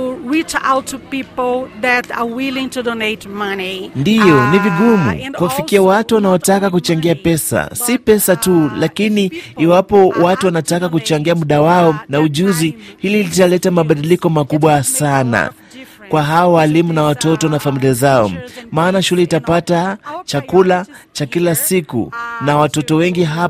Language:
Swahili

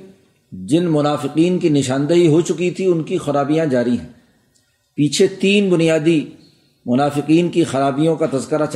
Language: Urdu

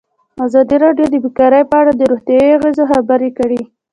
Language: Pashto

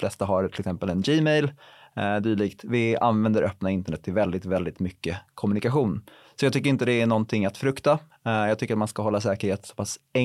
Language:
Swedish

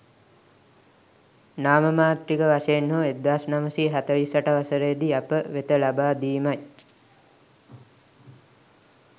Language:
Sinhala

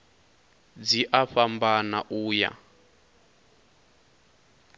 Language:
Venda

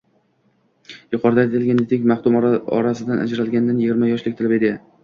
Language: Uzbek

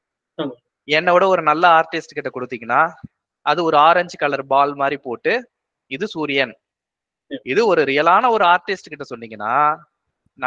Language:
Tamil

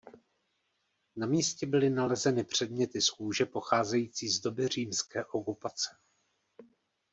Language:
Czech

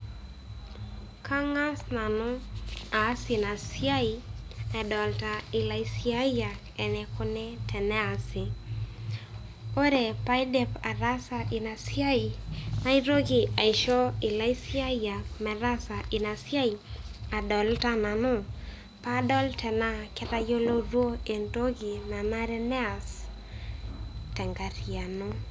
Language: Masai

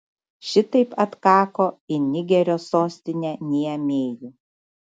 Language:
Lithuanian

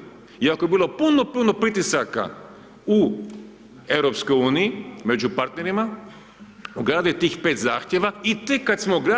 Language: Croatian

